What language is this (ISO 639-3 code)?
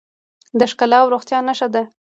pus